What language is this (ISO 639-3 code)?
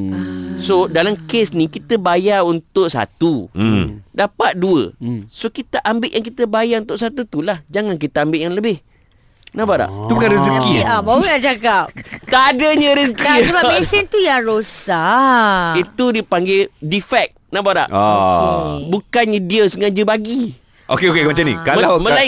msa